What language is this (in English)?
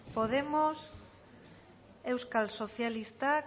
Basque